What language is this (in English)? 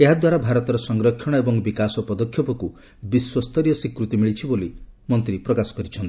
Odia